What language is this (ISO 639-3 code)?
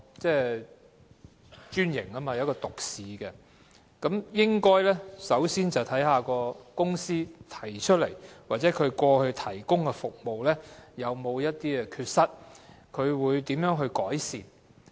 yue